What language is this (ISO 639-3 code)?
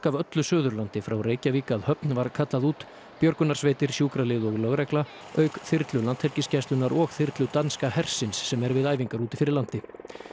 isl